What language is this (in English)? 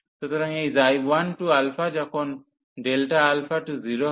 Bangla